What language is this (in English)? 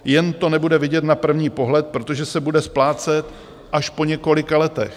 Czech